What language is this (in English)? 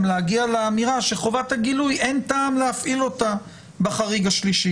Hebrew